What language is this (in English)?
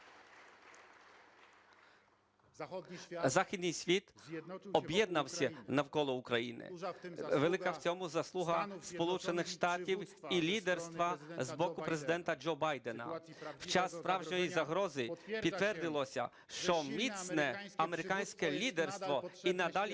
Ukrainian